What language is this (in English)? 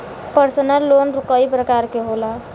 Bhojpuri